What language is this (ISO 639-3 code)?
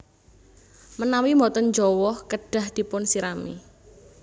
jav